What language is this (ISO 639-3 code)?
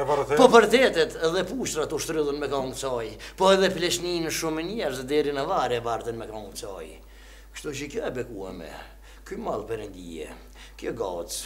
ukr